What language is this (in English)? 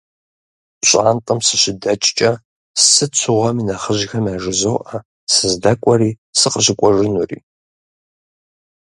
Kabardian